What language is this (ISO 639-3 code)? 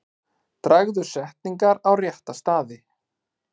isl